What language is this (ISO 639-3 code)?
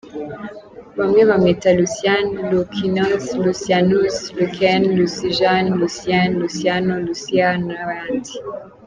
kin